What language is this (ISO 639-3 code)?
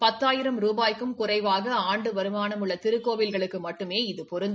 tam